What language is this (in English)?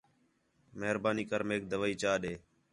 Khetrani